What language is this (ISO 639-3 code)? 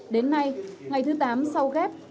vie